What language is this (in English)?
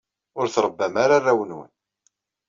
Kabyle